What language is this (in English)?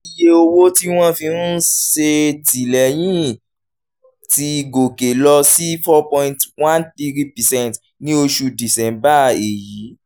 Yoruba